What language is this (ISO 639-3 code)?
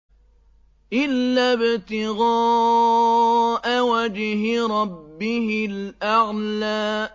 ara